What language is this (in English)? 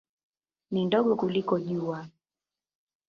Swahili